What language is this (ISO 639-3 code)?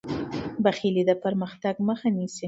pus